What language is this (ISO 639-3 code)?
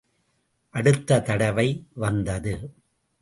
tam